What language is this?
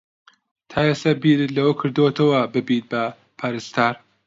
Central Kurdish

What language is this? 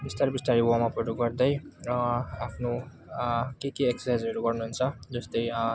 Nepali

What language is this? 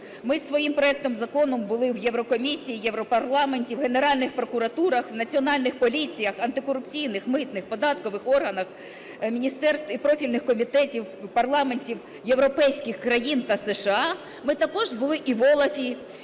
Ukrainian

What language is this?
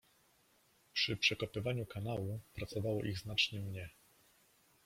Polish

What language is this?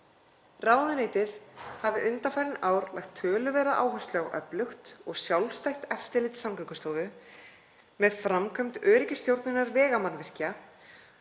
Icelandic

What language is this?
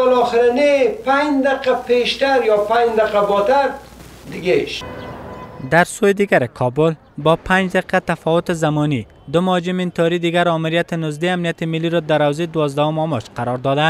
Persian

